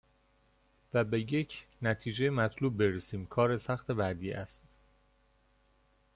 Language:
Persian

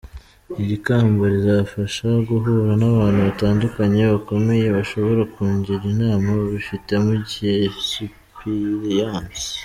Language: Kinyarwanda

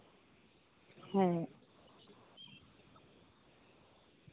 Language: Santali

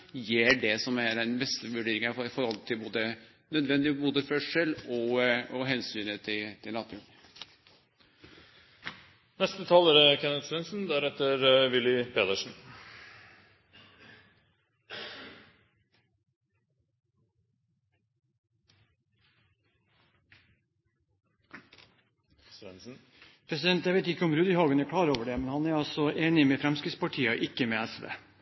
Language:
Norwegian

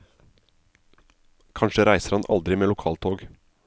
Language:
Norwegian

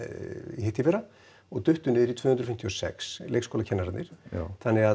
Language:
Icelandic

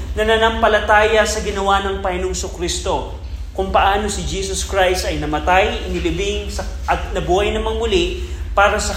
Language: Filipino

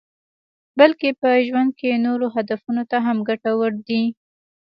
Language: Pashto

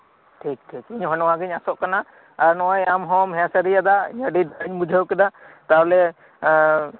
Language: Santali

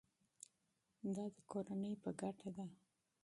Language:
Pashto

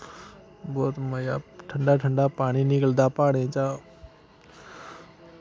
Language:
Dogri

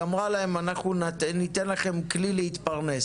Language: Hebrew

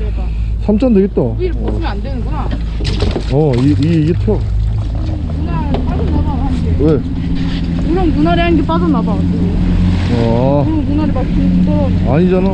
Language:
Korean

